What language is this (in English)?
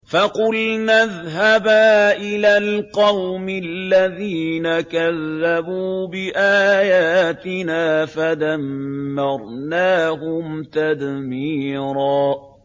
Arabic